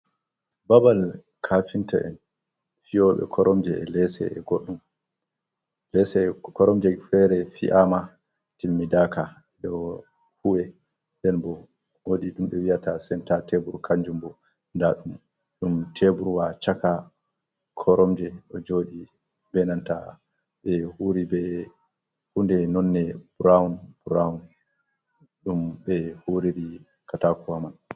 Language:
Fula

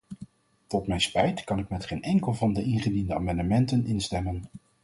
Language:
Dutch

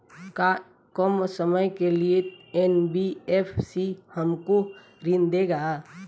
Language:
Bhojpuri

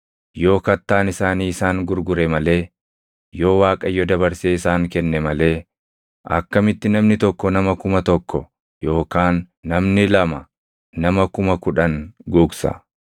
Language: Oromo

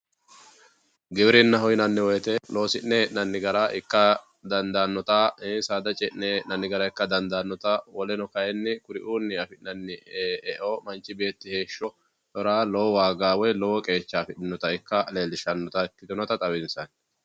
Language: Sidamo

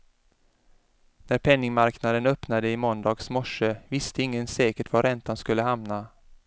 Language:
Swedish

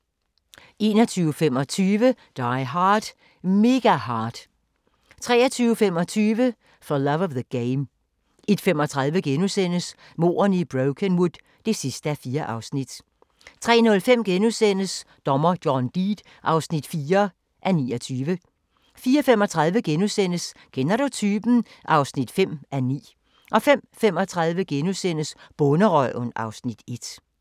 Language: Danish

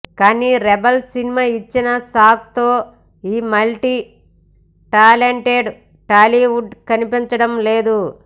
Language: Telugu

